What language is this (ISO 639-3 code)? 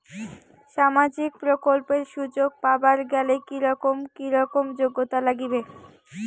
ben